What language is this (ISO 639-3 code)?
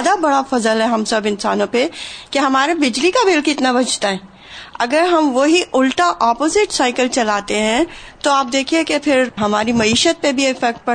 urd